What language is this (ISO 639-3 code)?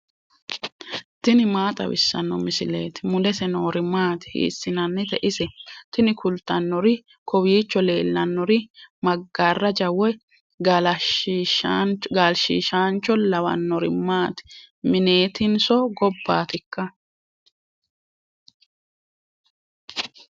sid